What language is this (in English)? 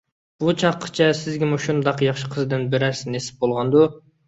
Uyghur